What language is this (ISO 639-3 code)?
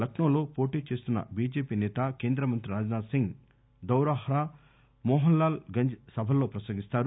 tel